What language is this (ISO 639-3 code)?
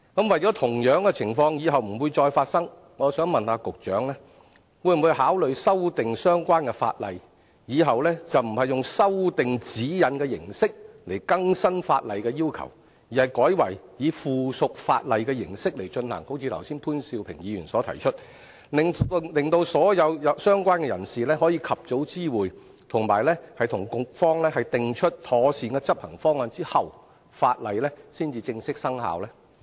yue